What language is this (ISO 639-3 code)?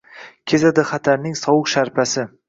uzb